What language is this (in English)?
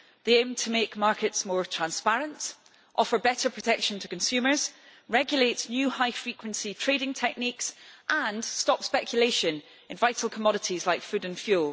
English